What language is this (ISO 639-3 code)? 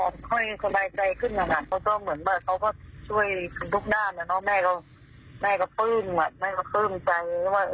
tha